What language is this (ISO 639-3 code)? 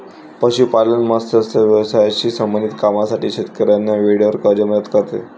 mar